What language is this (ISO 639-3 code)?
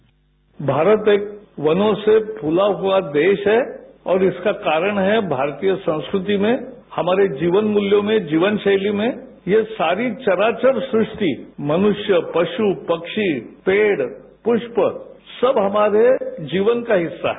hin